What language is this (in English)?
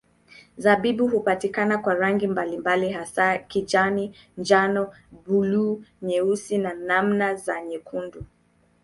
Swahili